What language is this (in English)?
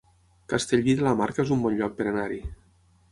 Catalan